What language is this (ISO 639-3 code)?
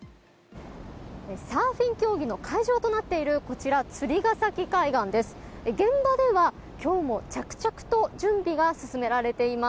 jpn